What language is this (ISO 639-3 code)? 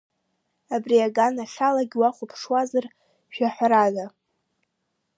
abk